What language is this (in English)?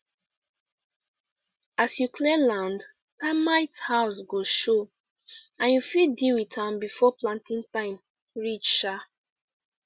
Nigerian Pidgin